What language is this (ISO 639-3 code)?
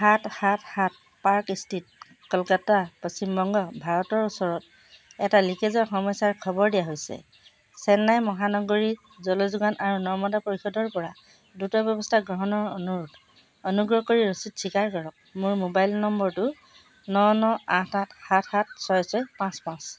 asm